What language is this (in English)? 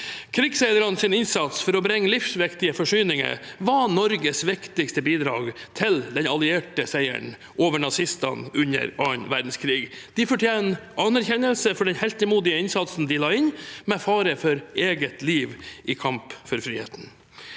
Norwegian